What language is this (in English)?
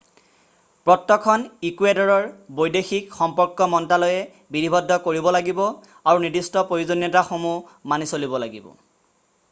Assamese